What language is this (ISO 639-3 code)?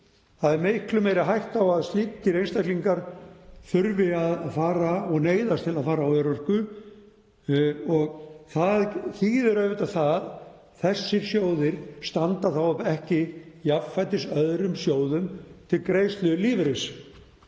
isl